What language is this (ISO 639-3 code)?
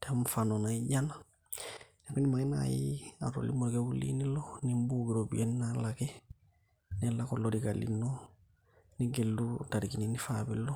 mas